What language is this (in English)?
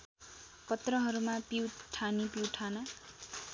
Nepali